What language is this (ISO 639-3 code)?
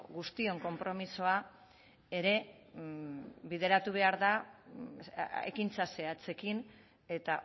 eus